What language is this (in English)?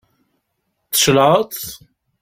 Kabyle